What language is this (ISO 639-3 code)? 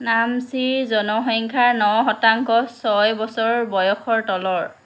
asm